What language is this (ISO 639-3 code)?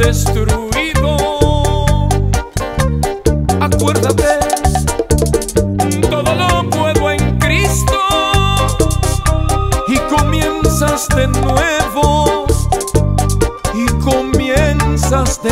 tha